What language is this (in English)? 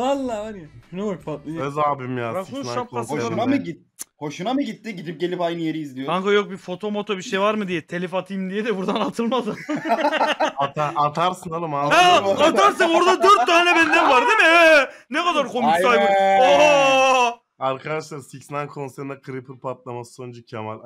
Turkish